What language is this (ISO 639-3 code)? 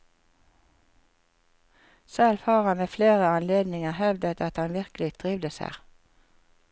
nor